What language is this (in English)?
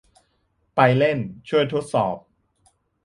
Thai